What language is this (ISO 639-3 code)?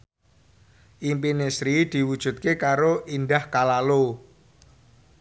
jav